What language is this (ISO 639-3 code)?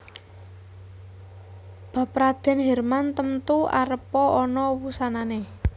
jav